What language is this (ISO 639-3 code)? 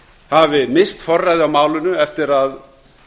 isl